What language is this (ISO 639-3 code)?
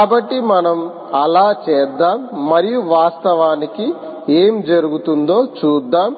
tel